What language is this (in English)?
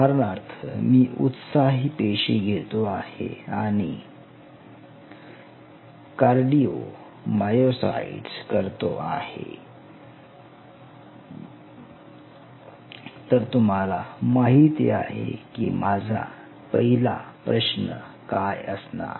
Marathi